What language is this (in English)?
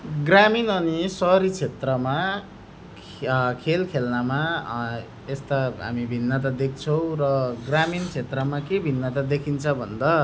Nepali